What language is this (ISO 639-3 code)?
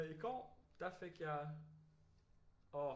dan